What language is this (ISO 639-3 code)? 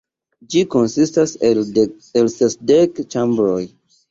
epo